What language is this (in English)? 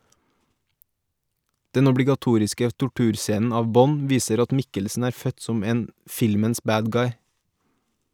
Norwegian